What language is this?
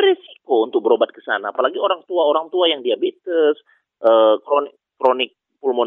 Indonesian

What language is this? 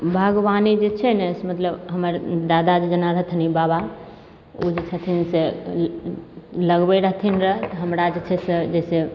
Maithili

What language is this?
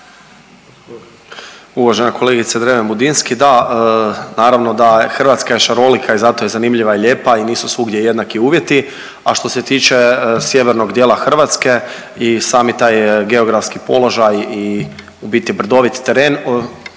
Croatian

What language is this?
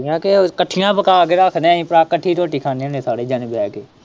Punjabi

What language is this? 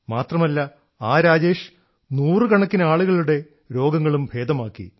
Malayalam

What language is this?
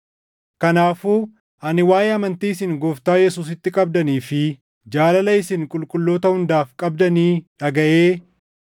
Oromo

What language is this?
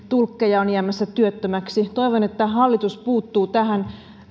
Finnish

